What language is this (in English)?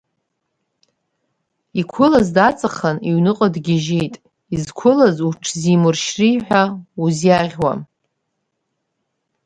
Abkhazian